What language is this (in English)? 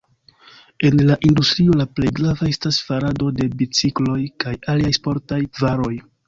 Esperanto